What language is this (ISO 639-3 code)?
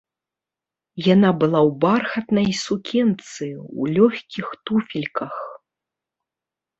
bel